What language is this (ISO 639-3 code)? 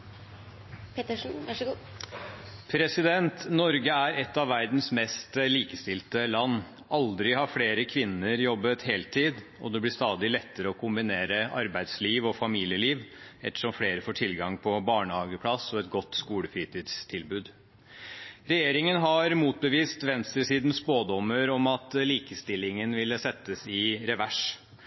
nob